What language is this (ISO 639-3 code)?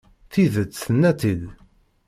kab